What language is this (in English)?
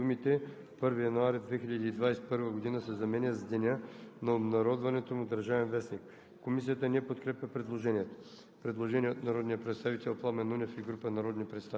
Bulgarian